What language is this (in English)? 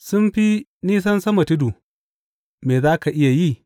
Hausa